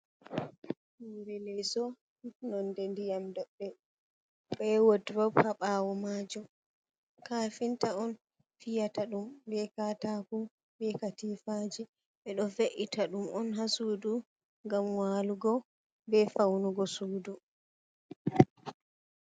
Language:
Fula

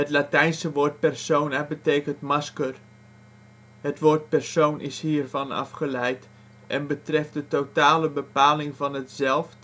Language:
Dutch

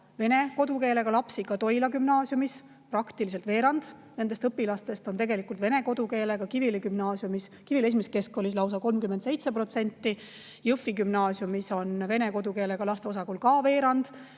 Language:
Estonian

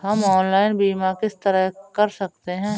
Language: Hindi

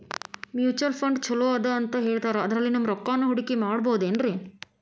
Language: Kannada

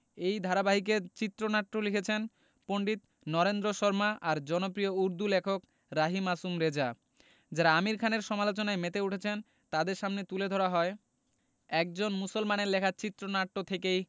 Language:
Bangla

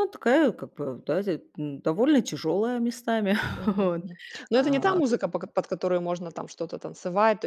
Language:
Russian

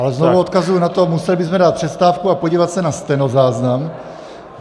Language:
Czech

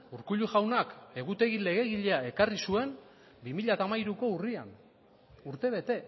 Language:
Basque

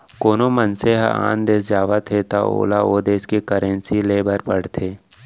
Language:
Chhattisgarhi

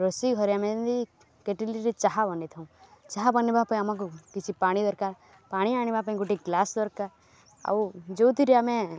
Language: Odia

